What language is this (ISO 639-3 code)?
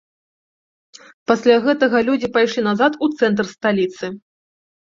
bel